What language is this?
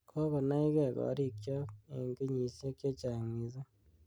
Kalenjin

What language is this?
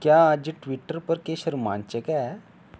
Dogri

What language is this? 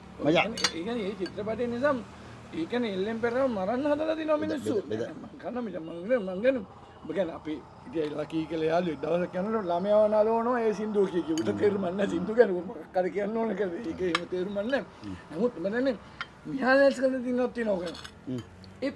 Hindi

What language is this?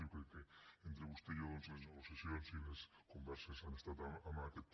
Catalan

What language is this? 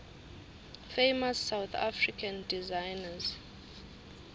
Swati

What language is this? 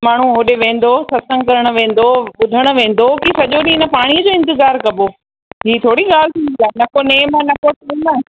Sindhi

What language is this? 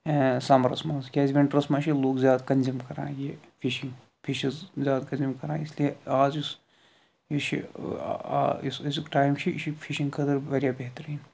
Kashmiri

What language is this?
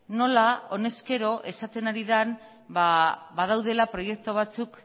Basque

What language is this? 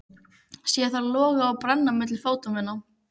Icelandic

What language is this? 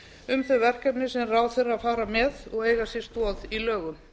Icelandic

